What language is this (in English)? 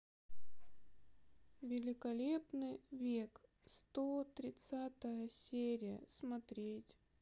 Russian